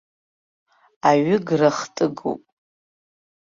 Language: Abkhazian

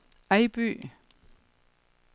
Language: Danish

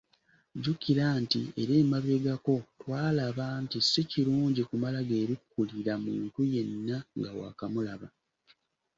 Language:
Ganda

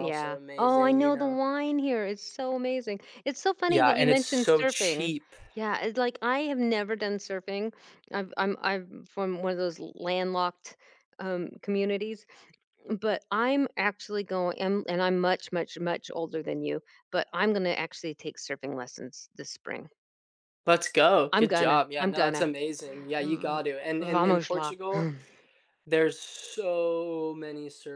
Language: English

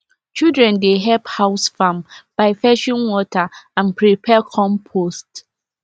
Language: Nigerian Pidgin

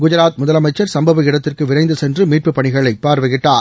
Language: Tamil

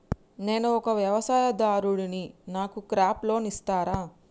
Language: Telugu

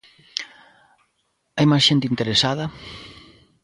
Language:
Galician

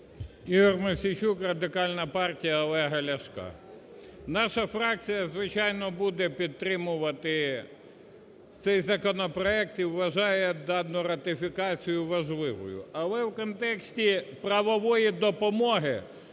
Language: Ukrainian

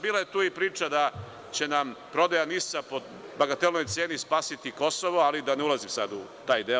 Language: Serbian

